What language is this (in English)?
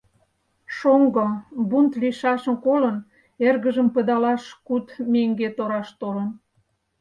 Mari